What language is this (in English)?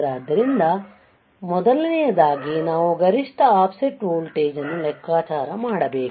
Kannada